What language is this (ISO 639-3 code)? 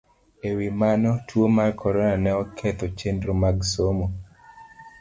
luo